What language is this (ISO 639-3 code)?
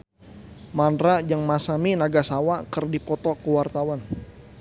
sun